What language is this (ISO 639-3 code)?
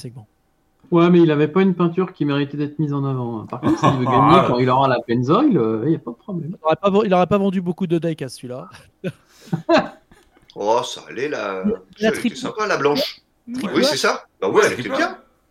fra